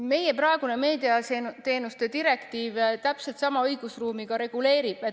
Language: Estonian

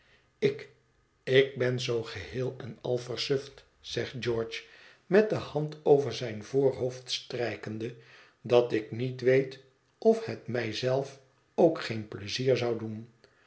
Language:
Dutch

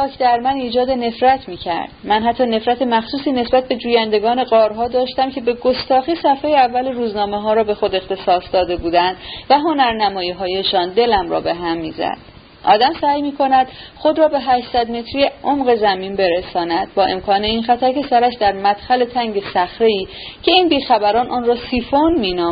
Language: Persian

